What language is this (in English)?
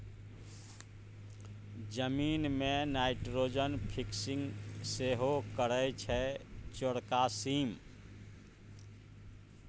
Maithili